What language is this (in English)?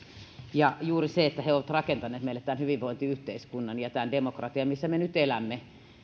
Finnish